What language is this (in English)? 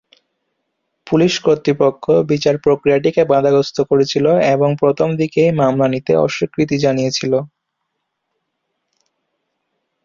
Bangla